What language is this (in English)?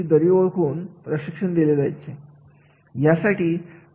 Marathi